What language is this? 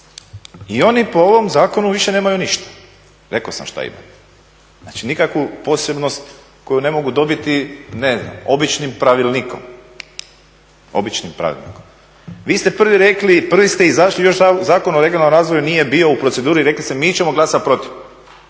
Croatian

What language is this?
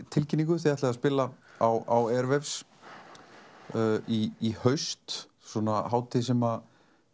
Icelandic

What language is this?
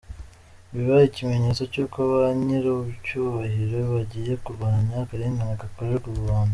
Kinyarwanda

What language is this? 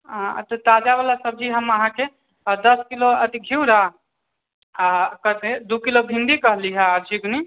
Maithili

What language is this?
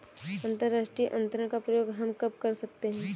Hindi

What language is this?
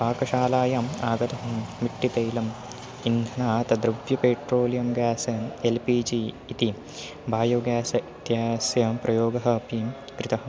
Sanskrit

